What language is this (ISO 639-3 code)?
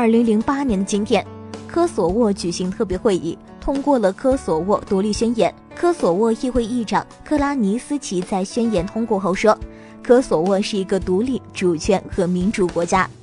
zho